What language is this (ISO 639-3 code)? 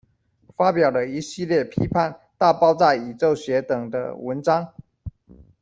zho